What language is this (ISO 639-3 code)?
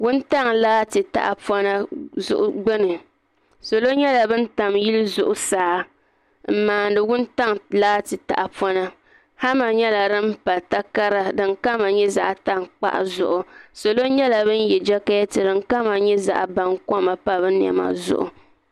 dag